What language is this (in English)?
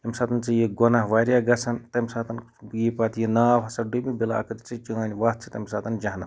Kashmiri